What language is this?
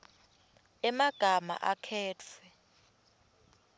Swati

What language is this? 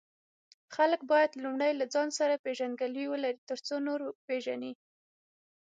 Pashto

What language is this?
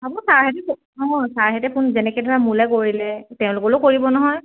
Assamese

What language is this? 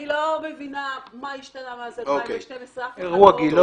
Hebrew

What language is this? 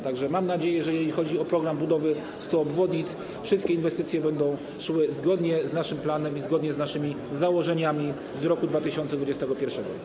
Polish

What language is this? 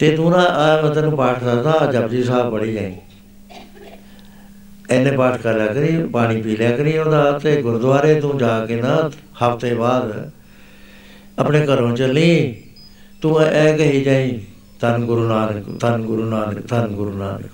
Punjabi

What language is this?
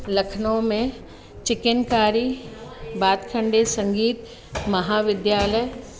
Sindhi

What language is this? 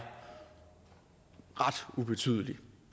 Danish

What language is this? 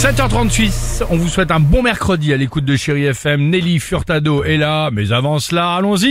French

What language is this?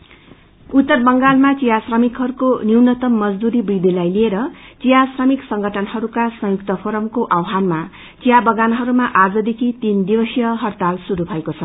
Nepali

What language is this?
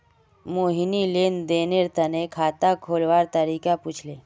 Magahi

